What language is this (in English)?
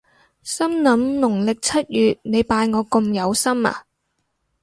Cantonese